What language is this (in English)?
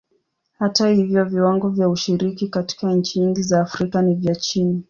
Swahili